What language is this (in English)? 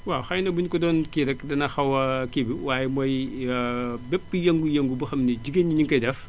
Wolof